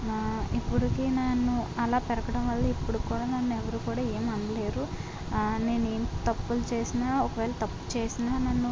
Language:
Telugu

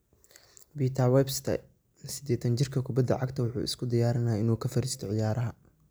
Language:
Somali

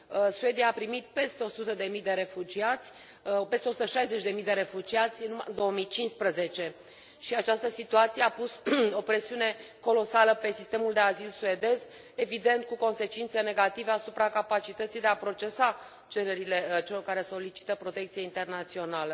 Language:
Romanian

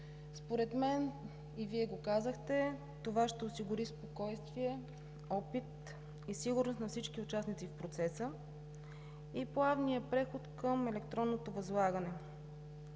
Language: Bulgarian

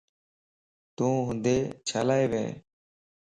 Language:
Lasi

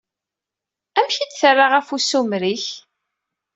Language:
Kabyle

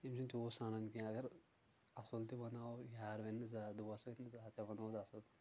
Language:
Kashmiri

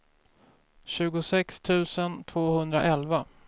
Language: Swedish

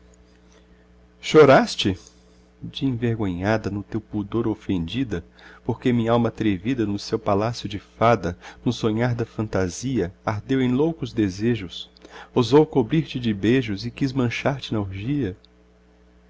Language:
Portuguese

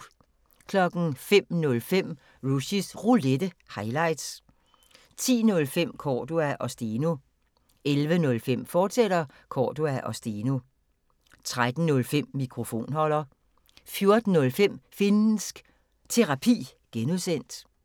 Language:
Danish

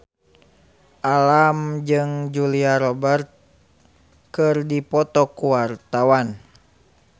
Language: Sundanese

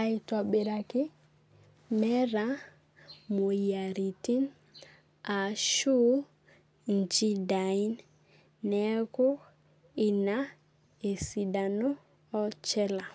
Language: Masai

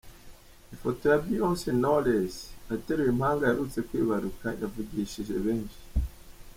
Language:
Kinyarwanda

